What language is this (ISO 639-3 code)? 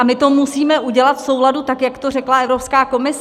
ces